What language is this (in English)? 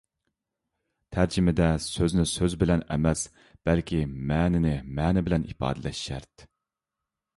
Uyghur